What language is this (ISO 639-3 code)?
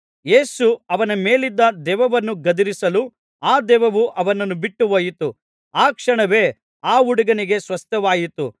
kan